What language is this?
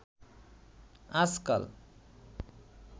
Bangla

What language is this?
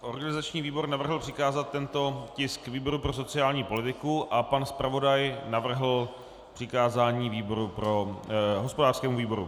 Czech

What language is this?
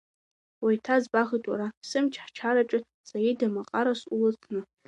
Abkhazian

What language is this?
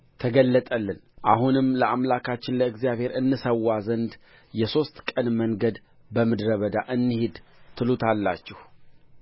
Amharic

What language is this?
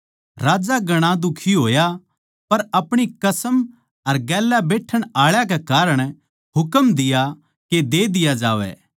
Haryanvi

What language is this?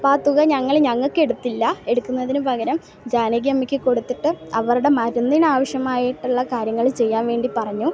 Malayalam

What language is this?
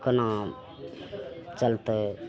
Maithili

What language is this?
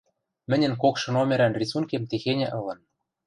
Western Mari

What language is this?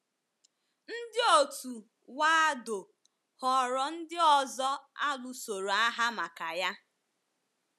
Igbo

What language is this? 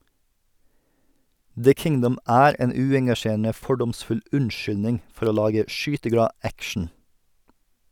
Norwegian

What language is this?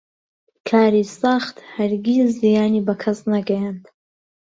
Central Kurdish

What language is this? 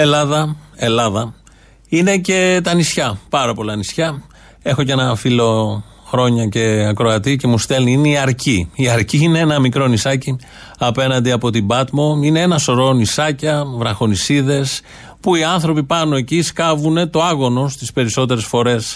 Greek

